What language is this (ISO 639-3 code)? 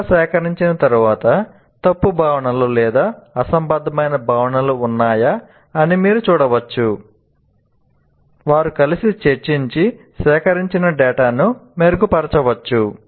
tel